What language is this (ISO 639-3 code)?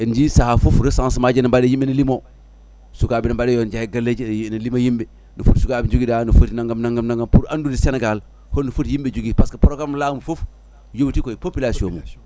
ful